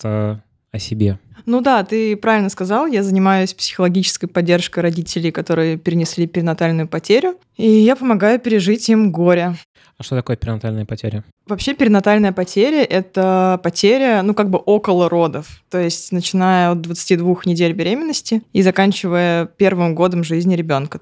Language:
Russian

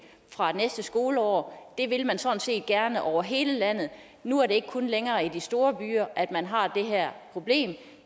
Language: Danish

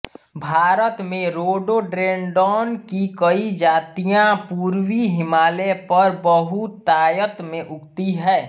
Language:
Hindi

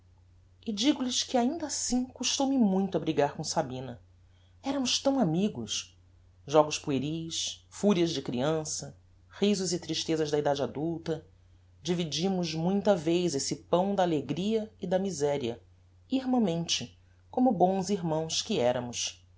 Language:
Portuguese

